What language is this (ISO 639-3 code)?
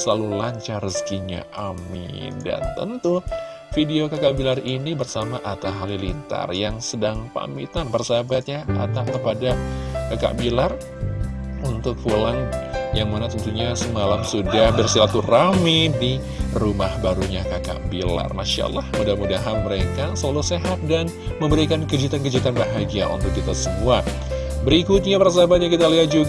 ind